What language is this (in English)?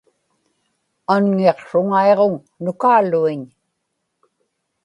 Inupiaq